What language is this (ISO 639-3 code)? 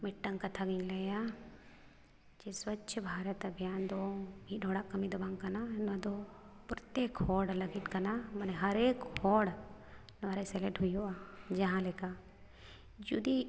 sat